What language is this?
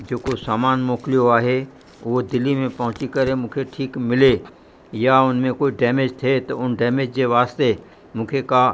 Sindhi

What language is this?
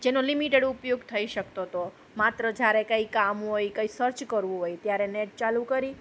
Gujarati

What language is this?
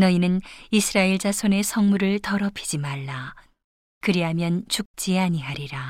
Korean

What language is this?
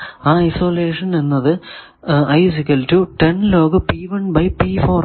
Malayalam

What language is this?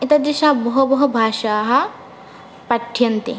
Sanskrit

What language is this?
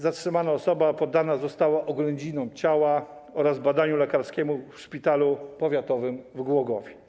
Polish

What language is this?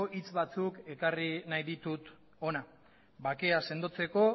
Basque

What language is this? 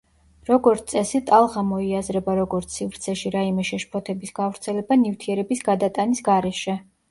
Georgian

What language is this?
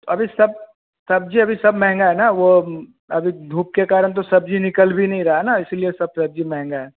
Hindi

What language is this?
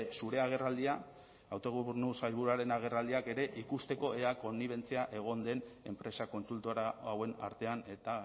Basque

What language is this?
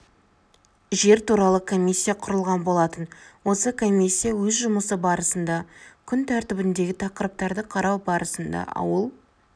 Kazakh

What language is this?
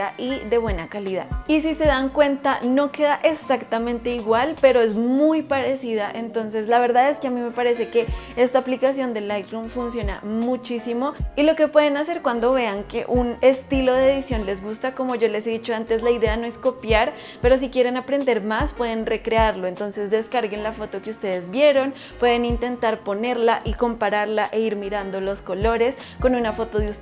Spanish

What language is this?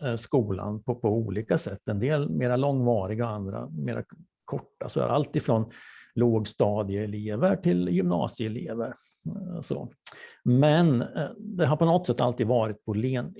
Swedish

